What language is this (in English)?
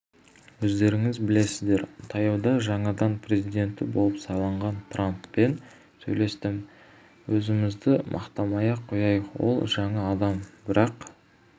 Kazakh